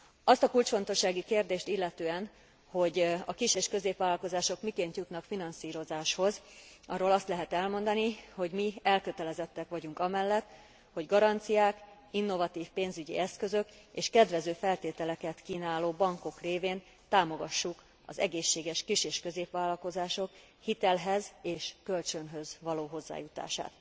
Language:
Hungarian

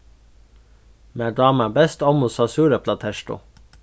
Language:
Faroese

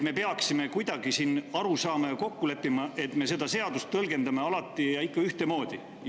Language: Estonian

